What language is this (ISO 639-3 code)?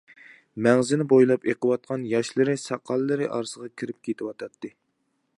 uig